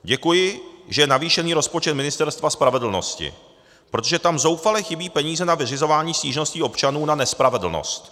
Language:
Czech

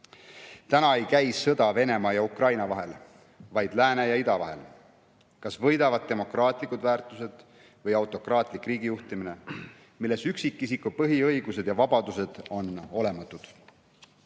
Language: Estonian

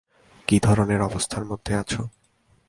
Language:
Bangla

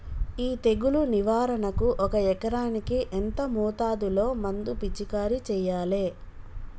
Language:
Telugu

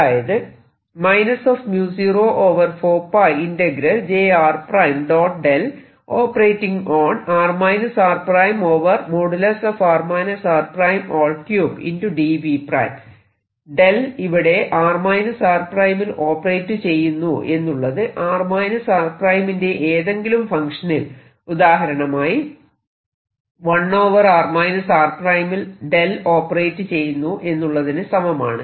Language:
Malayalam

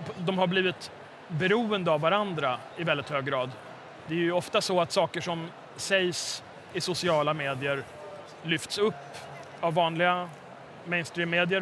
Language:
Swedish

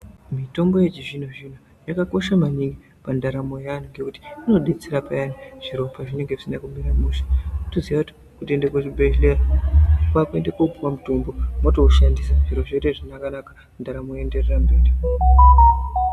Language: Ndau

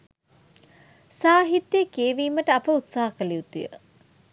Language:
Sinhala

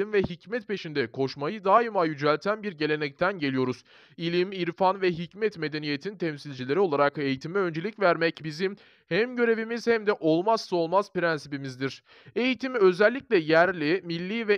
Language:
Turkish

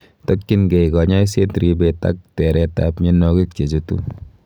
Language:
Kalenjin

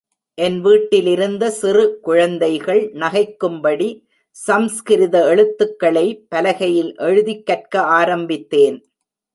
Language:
Tamil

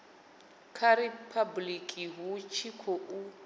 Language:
Venda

